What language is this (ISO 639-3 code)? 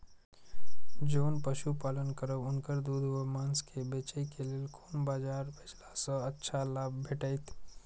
mai